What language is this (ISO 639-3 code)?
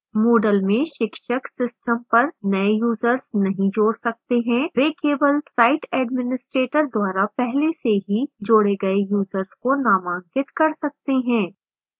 hin